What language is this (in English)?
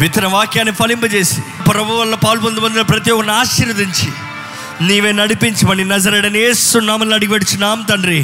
Telugu